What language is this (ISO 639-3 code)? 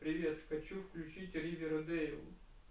rus